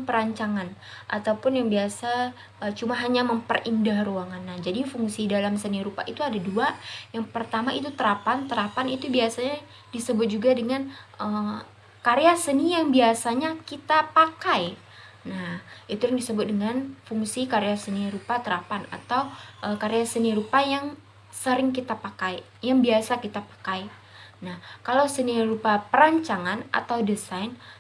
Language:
Indonesian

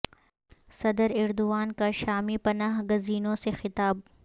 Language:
Urdu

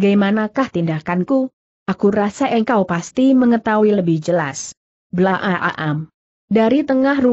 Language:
Indonesian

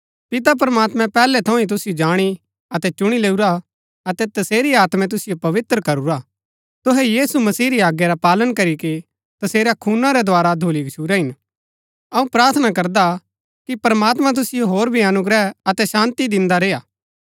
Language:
Gaddi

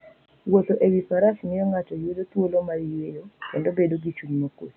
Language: Luo (Kenya and Tanzania)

